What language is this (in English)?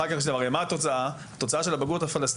Hebrew